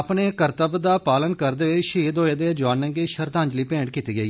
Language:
Dogri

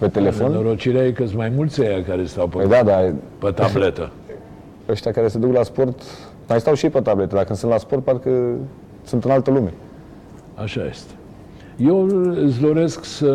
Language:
Romanian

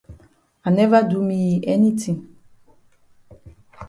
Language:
Cameroon Pidgin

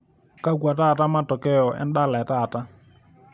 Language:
Masai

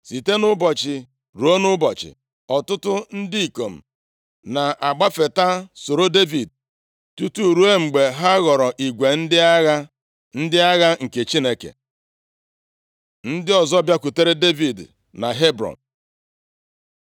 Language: Igbo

